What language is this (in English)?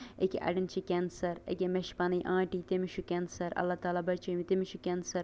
Kashmiri